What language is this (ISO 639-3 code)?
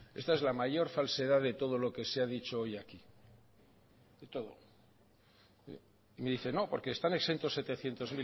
spa